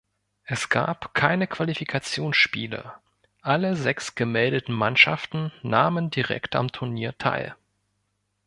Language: German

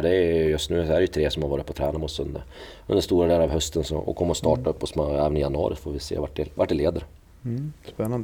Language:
Swedish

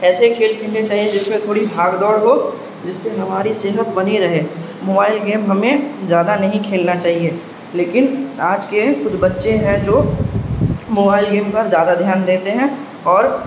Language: Urdu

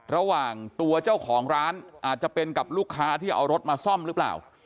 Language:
Thai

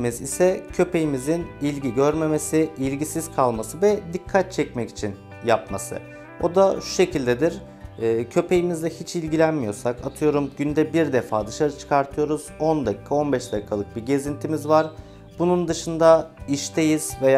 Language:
Turkish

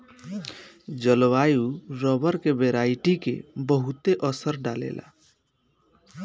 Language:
Bhojpuri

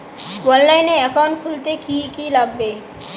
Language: Bangla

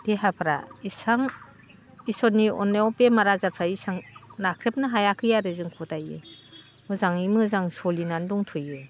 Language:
Bodo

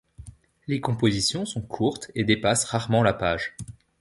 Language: French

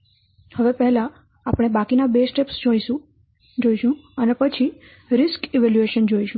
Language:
Gujarati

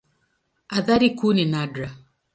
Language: Swahili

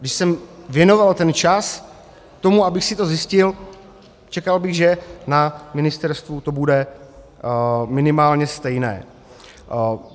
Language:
Czech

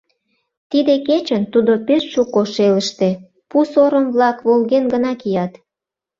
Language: Mari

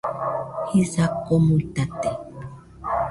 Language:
Nüpode Huitoto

